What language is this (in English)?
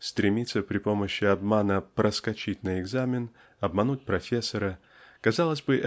Russian